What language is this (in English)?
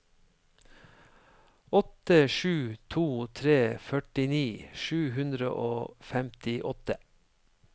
Norwegian